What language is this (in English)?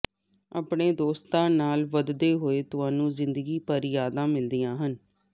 Punjabi